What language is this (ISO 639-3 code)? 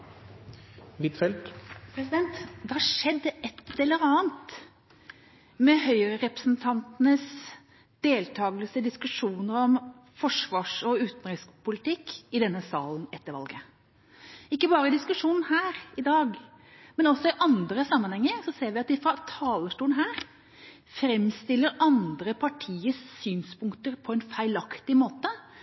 nob